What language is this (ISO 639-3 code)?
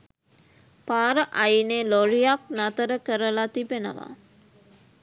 sin